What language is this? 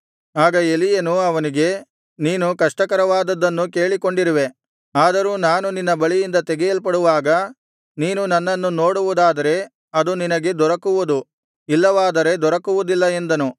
Kannada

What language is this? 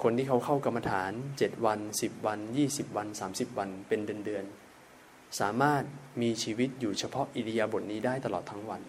Thai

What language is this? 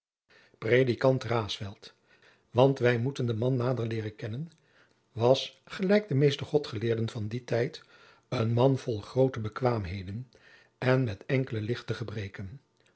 Dutch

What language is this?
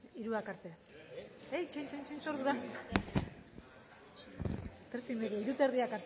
Basque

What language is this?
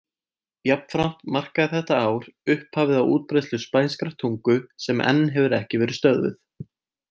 Icelandic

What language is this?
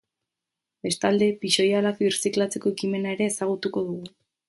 Basque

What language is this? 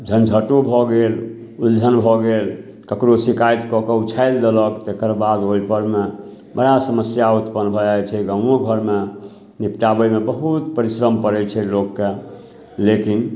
Maithili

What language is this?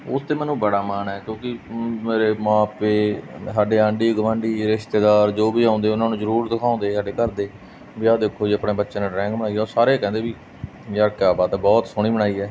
Punjabi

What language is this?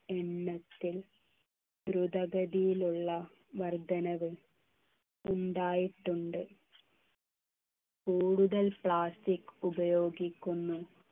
Malayalam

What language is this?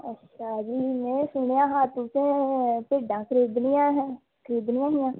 Dogri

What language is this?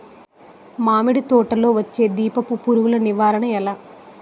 Telugu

